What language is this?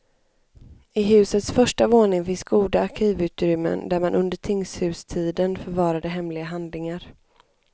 Swedish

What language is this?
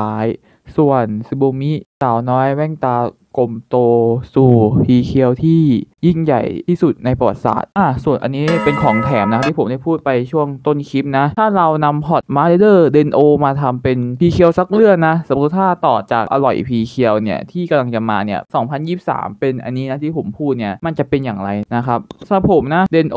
Thai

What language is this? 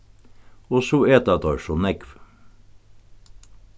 Faroese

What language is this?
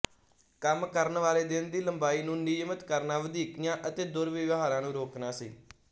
Punjabi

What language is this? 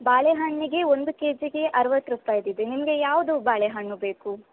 Kannada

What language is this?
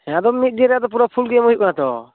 Santali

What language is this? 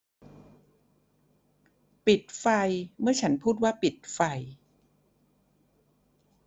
Thai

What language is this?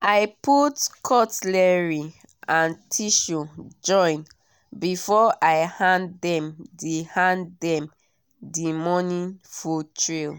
Nigerian Pidgin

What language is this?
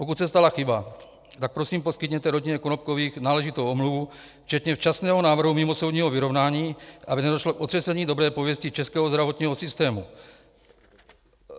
Czech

